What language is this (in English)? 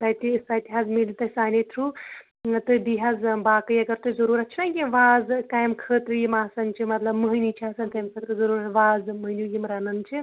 Kashmiri